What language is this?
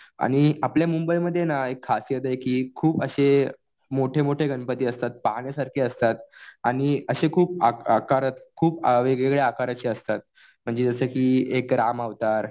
Marathi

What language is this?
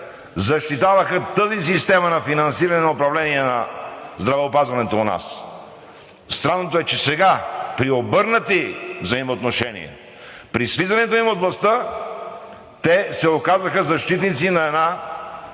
Bulgarian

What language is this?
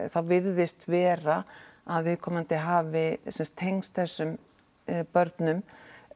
Icelandic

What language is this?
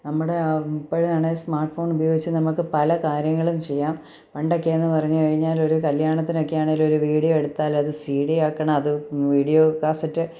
Malayalam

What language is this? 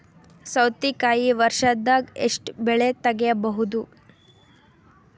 Kannada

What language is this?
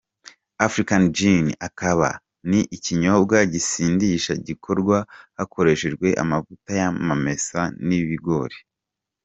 Kinyarwanda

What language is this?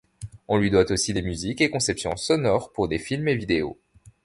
French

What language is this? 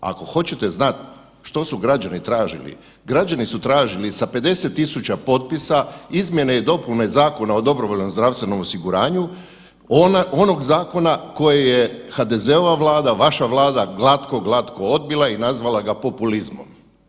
Croatian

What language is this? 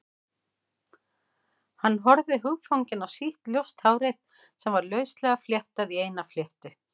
Icelandic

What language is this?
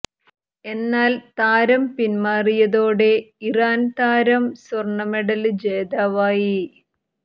Malayalam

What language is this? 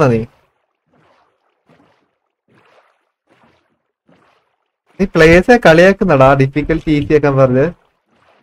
Malayalam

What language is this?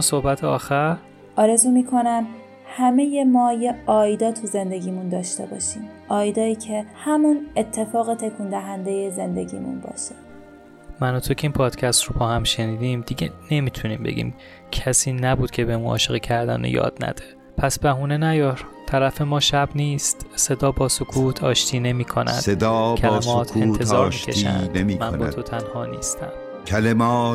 Persian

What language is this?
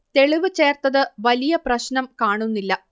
Malayalam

